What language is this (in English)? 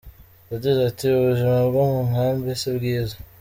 Kinyarwanda